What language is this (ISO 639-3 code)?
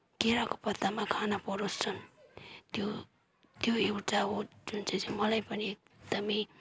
nep